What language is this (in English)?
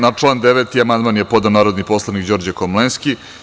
Serbian